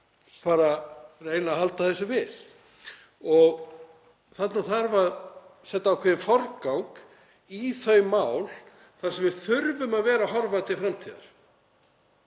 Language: Icelandic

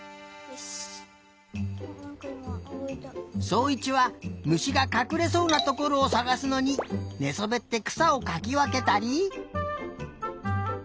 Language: Japanese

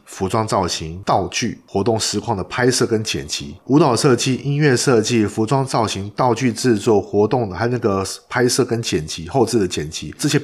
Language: Chinese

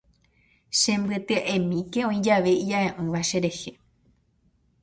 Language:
Guarani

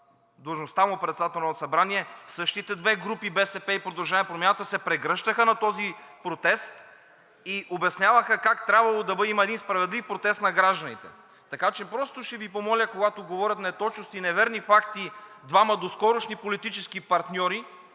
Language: Bulgarian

